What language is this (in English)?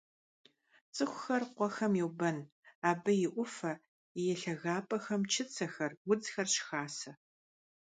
Kabardian